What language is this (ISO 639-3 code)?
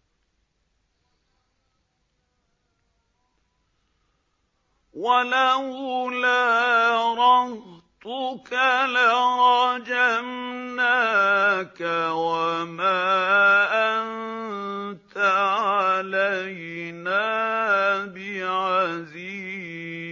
ara